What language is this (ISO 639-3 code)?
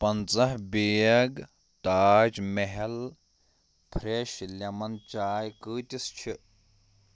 kas